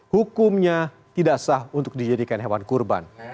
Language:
Indonesian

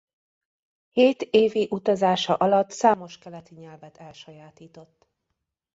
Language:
Hungarian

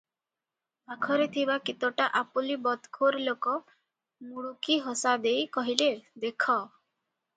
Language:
Odia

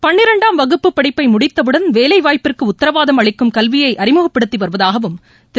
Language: Tamil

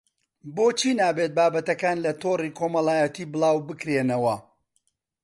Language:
Central Kurdish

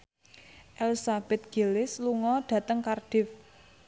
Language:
Javanese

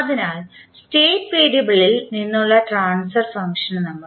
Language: Malayalam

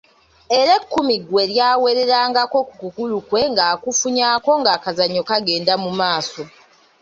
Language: Ganda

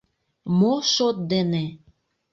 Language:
Mari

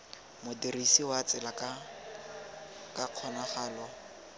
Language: Tswana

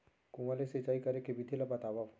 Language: Chhattisgarhi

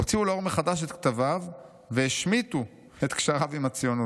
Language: Hebrew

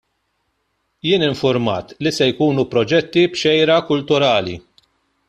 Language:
Maltese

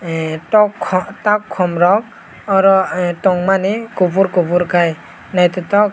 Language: Kok Borok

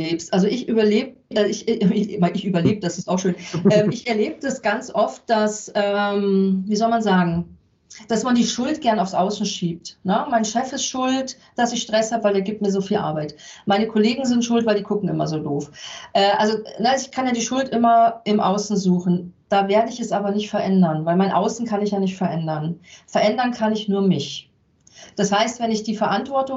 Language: German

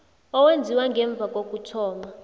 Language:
South Ndebele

